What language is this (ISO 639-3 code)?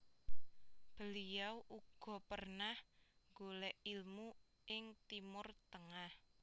jav